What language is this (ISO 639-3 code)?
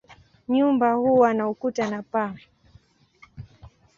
swa